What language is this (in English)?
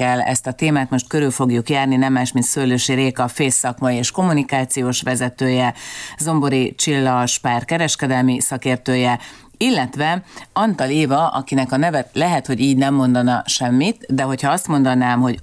Hungarian